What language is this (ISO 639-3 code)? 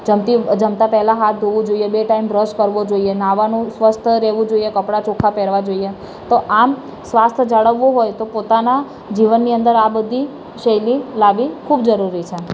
guj